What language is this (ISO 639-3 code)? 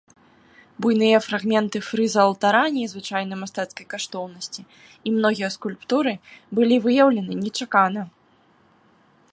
bel